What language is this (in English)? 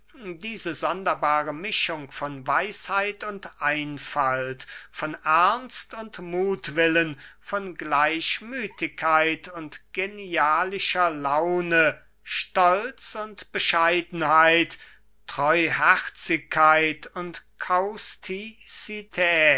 German